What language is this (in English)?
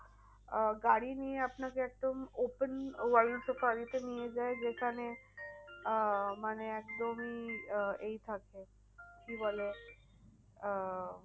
Bangla